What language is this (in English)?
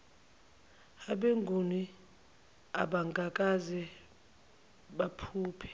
Zulu